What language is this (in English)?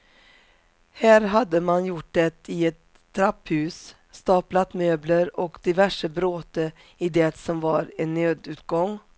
Swedish